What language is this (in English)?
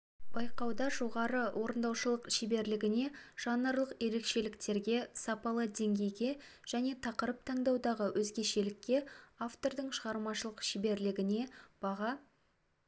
Kazakh